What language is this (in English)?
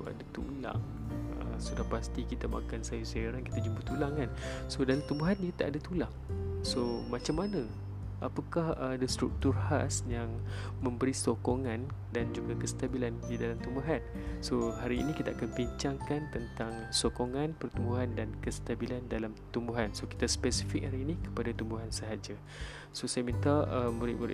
Malay